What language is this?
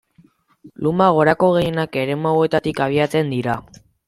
Basque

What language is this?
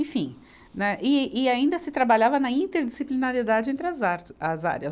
Portuguese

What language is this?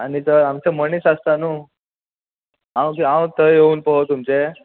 Konkani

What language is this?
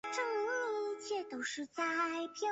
Chinese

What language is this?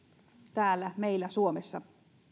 Finnish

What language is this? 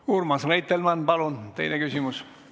Estonian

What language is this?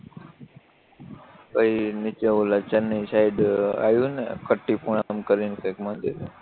Gujarati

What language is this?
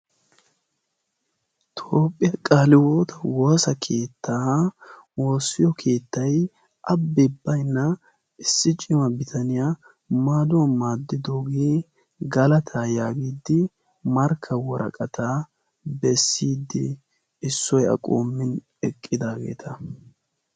Wolaytta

